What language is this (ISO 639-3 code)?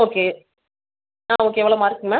tam